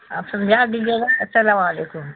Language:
Urdu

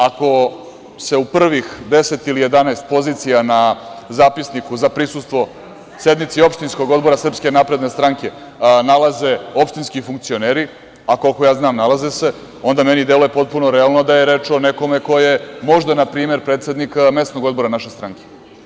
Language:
Serbian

